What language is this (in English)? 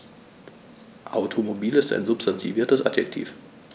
German